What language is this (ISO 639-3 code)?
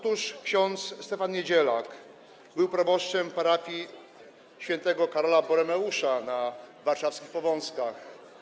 pol